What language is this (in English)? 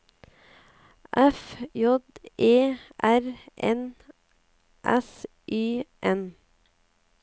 Norwegian